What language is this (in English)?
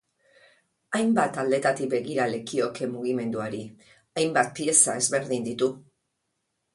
Basque